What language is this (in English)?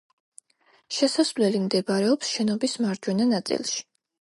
Georgian